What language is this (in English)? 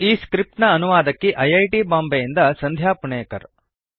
Kannada